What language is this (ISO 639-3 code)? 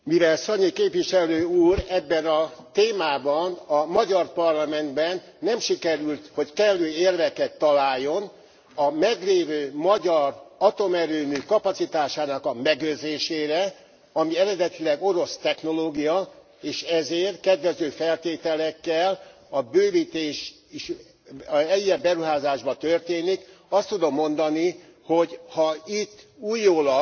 hun